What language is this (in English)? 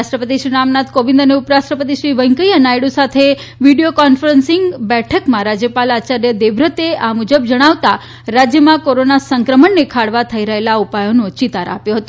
Gujarati